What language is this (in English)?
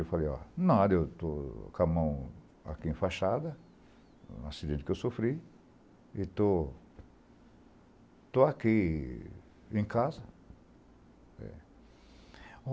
Portuguese